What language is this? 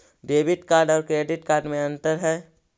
Magahi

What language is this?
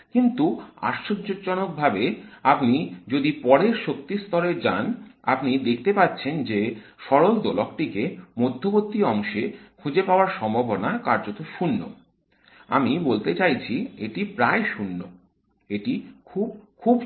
Bangla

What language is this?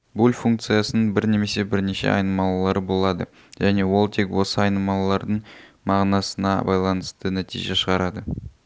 Kazakh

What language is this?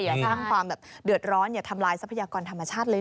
Thai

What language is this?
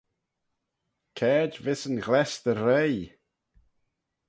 Manx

